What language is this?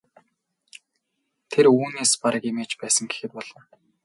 Mongolian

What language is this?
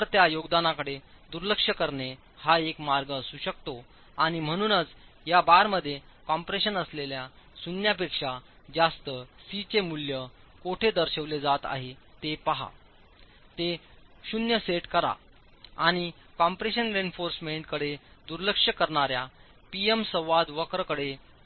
Marathi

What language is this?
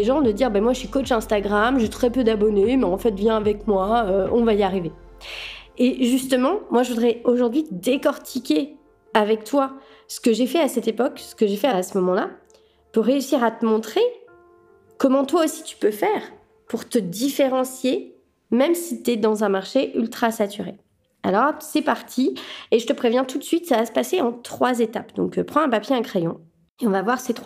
French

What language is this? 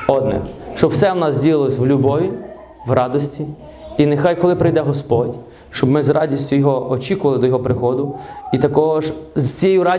Ukrainian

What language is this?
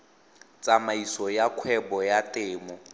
Tswana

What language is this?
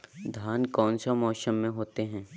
Magahi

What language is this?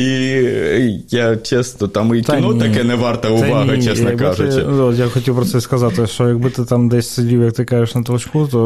Ukrainian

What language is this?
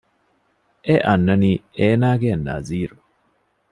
Divehi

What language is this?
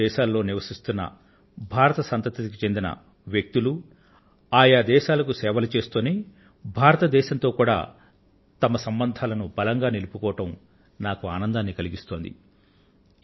Telugu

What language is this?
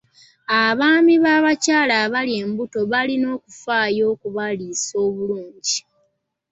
Ganda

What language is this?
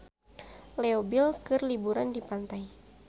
Sundanese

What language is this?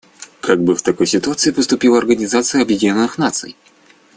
Russian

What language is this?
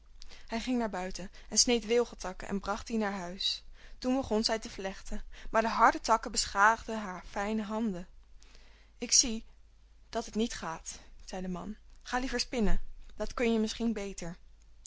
Dutch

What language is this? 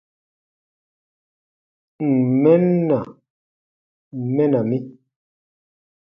Baatonum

